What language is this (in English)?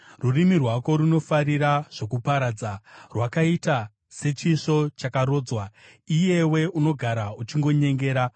Shona